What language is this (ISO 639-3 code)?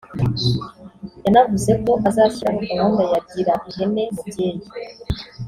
kin